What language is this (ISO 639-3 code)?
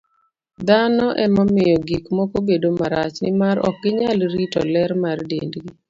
luo